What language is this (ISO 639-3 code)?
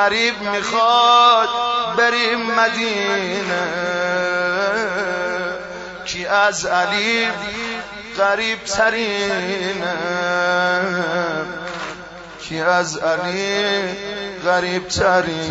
fas